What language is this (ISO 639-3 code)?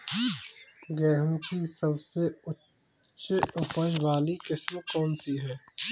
hin